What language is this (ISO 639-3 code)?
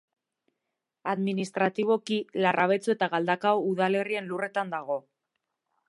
eus